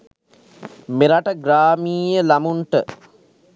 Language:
Sinhala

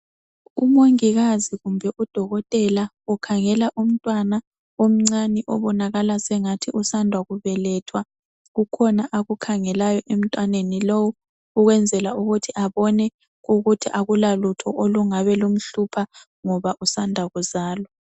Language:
North Ndebele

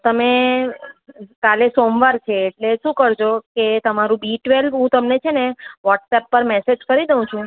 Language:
Gujarati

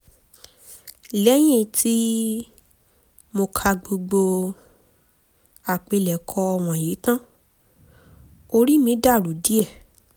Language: Yoruba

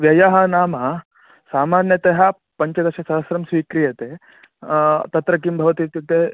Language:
Sanskrit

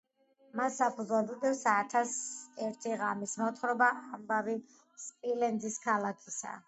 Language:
Georgian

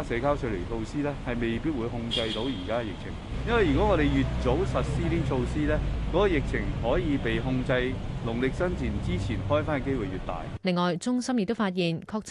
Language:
Chinese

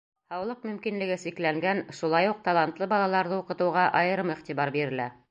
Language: Bashkir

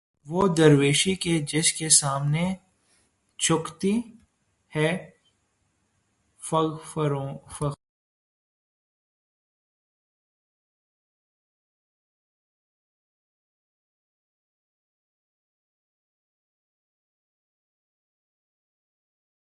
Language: Urdu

